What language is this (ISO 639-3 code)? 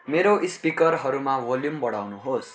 nep